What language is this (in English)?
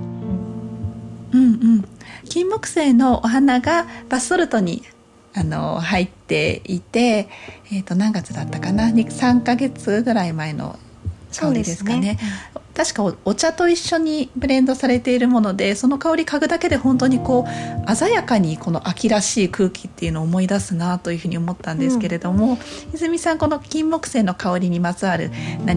Japanese